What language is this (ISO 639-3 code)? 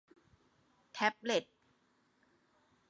tha